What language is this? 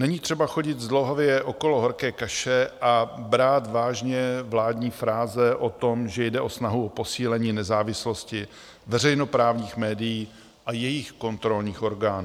Czech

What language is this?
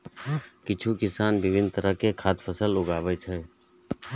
Maithili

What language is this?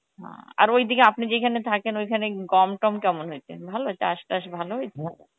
Bangla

